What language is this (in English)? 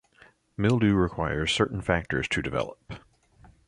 English